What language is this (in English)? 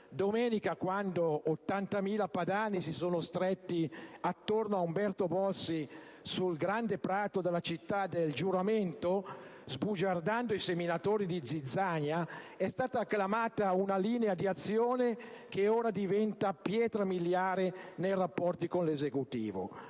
Italian